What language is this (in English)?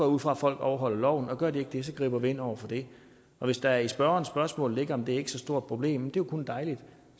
Danish